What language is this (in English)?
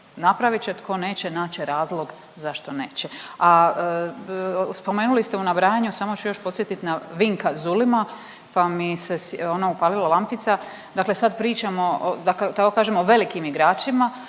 Croatian